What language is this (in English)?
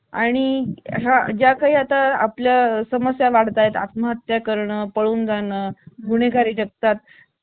Marathi